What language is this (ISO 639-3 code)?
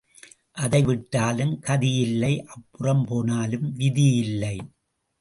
tam